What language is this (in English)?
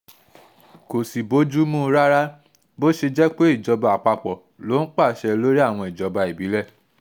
Yoruba